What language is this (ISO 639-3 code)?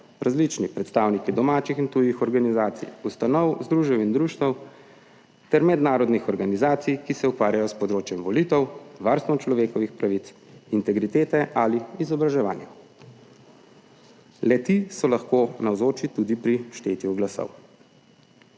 slv